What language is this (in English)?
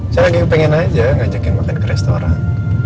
Indonesian